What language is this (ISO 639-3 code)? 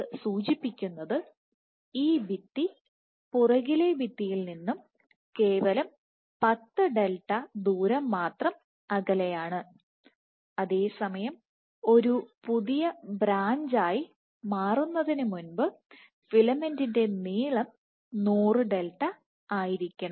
mal